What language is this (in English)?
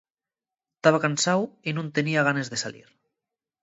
Asturian